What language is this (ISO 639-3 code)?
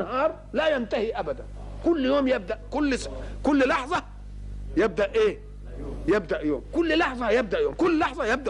ara